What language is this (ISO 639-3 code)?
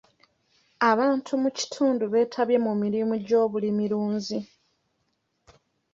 lug